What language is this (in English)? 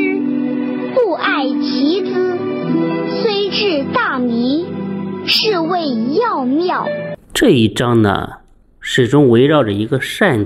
Chinese